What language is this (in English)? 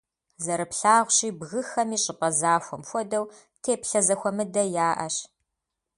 Kabardian